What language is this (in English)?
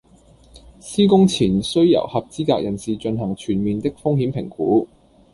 Cantonese